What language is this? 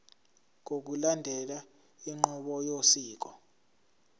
Zulu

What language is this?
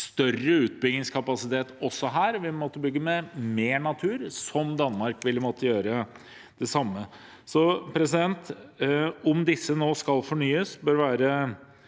Norwegian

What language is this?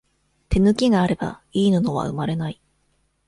Japanese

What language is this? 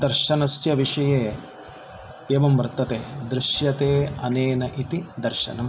Sanskrit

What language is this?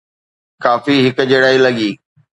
Sindhi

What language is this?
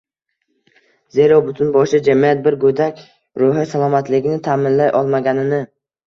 Uzbek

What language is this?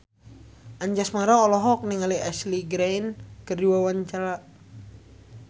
Sundanese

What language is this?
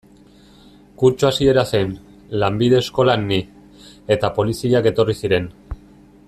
Basque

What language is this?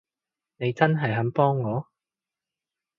Cantonese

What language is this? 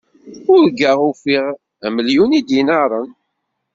Kabyle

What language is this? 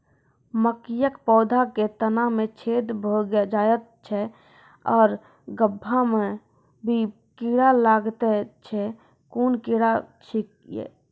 Maithili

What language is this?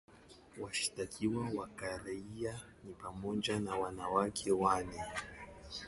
Swahili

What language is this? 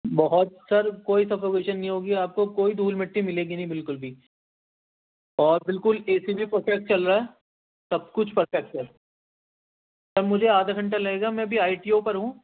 Urdu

